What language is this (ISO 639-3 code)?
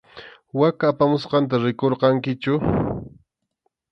qxu